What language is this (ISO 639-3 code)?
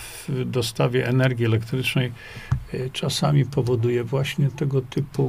pol